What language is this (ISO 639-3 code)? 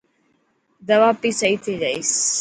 mki